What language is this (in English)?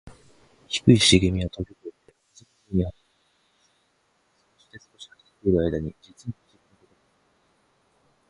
Japanese